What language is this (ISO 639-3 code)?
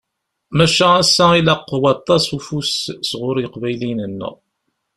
kab